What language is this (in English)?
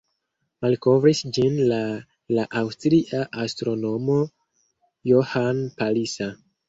Esperanto